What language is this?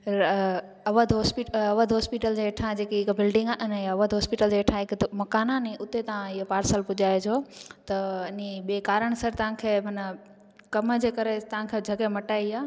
Sindhi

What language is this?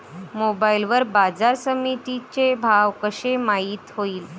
Marathi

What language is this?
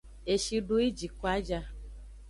Aja (Benin)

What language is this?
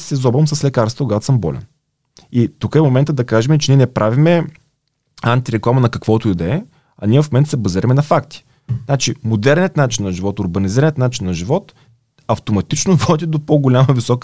Bulgarian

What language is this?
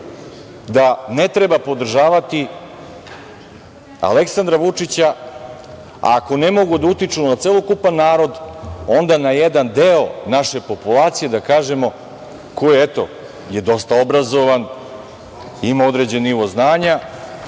Serbian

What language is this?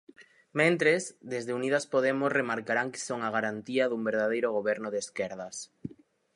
Galician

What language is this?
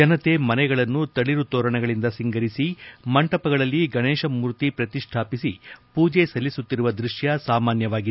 Kannada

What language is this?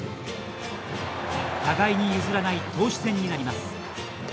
Japanese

